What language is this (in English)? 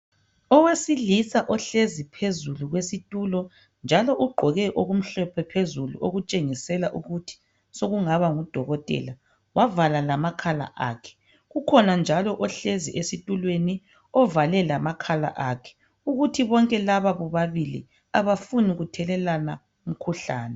North Ndebele